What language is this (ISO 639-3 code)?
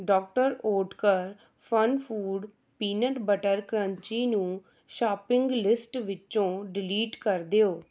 pan